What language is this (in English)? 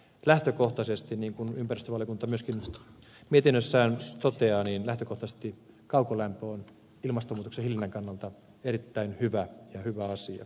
Finnish